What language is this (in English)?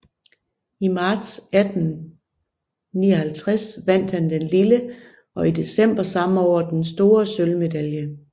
Danish